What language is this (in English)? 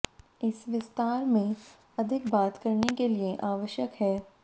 Hindi